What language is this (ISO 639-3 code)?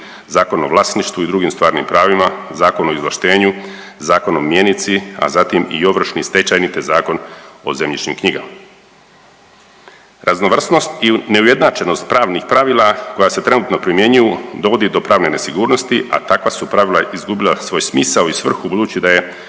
hrv